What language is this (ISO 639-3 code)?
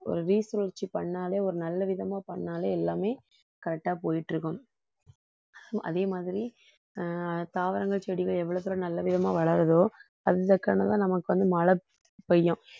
tam